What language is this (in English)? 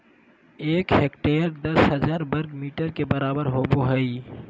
Magahi